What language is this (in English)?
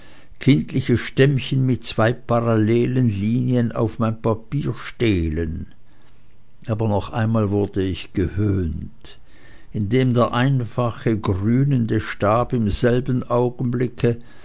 German